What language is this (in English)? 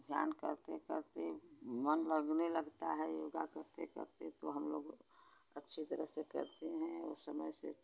Hindi